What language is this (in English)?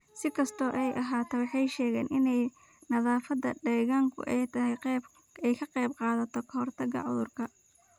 Somali